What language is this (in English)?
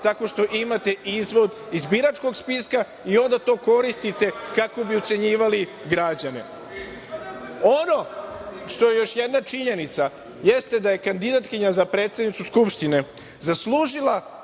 Serbian